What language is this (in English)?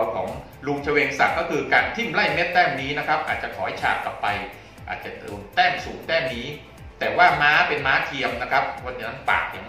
Thai